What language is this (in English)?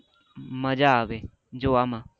Gujarati